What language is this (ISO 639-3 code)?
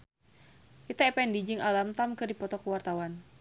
sun